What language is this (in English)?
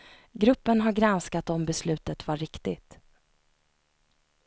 Swedish